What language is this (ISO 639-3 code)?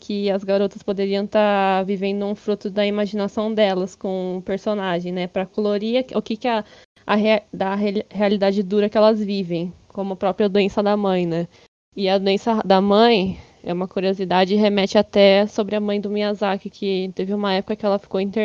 por